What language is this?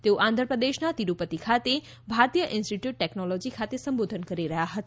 Gujarati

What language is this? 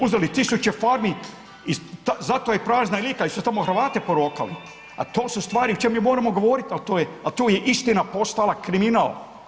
Croatian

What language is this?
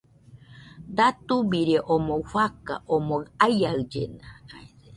Nüpode Huitoto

